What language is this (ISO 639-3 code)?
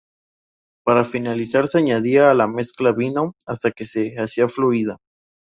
spa